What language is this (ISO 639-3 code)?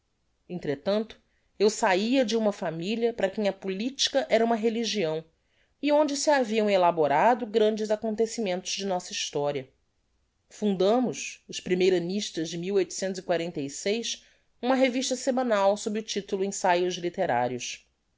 por